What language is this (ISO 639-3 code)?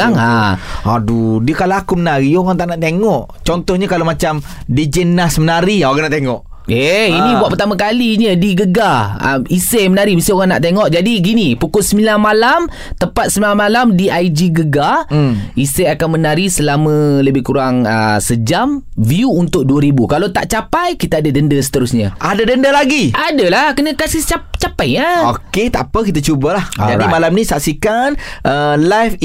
msa